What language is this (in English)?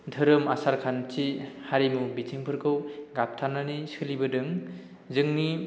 Bodo